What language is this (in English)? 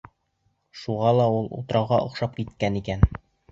Bashkir